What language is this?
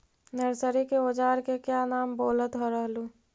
Magahi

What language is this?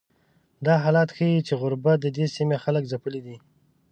Pashto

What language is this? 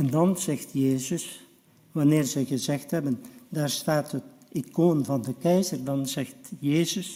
Dutch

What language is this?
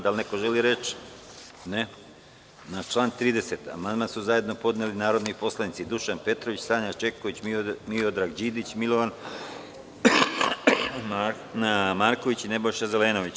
Serbian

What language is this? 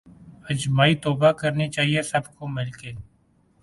Urdu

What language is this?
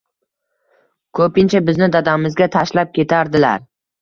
Uzbek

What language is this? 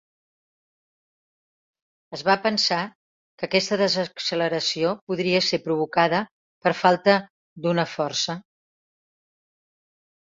Catalan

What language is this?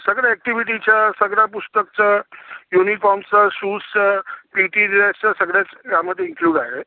Marathi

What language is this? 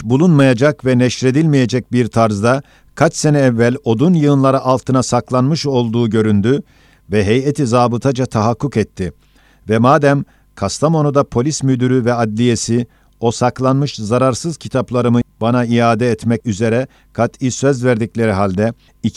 Turkish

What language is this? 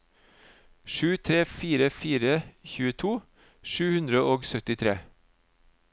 Norwegian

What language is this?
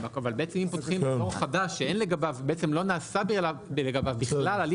Hebrew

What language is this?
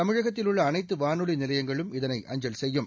Tamil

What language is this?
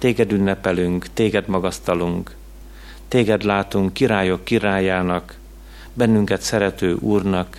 Hungarian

